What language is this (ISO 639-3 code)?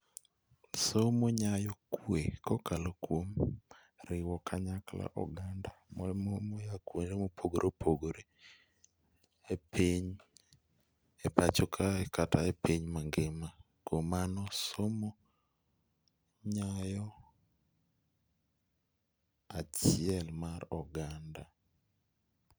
luo